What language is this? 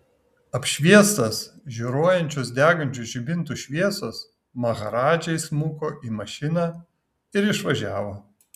Lithuanian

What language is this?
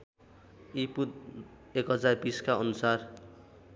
Nepali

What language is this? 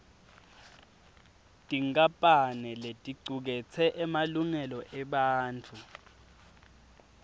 Swati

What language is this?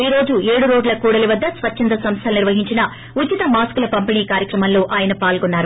Telugu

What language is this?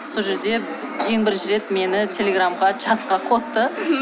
Kazakh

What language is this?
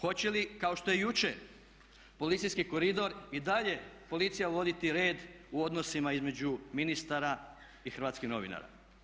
Croatian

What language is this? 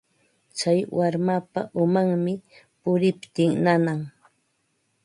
Ambo-Pasco Quechua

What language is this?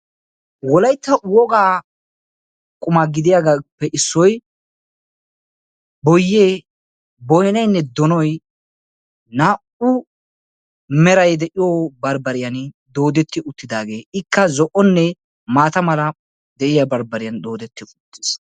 Wolaytta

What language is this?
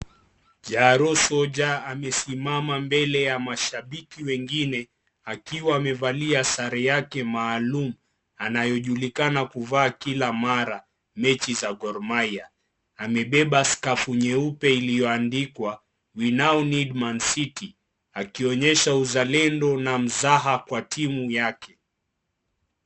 Swahili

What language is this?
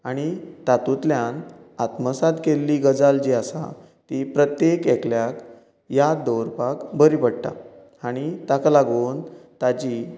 Konkani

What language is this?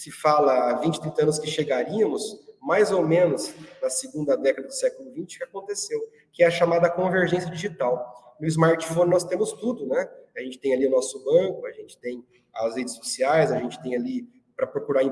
Portuguese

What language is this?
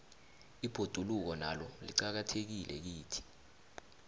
South Ndebele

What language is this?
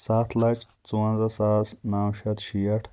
Kashmiri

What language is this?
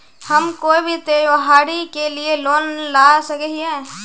Magahi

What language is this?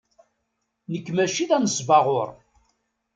Kabyle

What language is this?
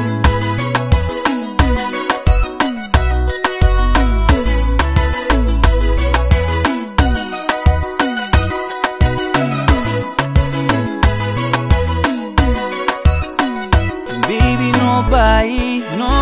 Romanian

